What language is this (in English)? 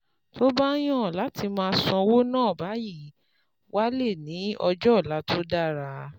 Yoruba